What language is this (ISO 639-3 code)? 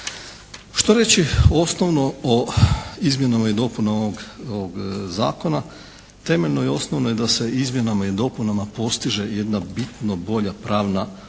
hrv